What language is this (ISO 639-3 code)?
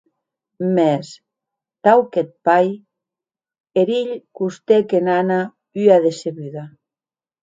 oci